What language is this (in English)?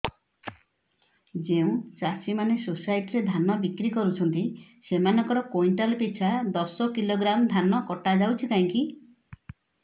Odia